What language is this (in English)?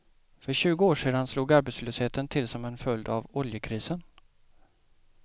Swedish